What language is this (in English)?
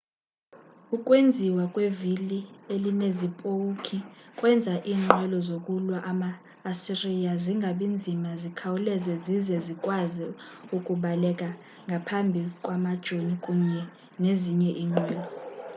Xhosa